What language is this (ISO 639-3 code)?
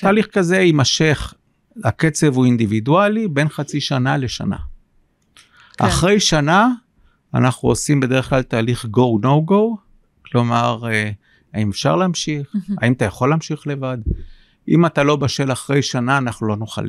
heb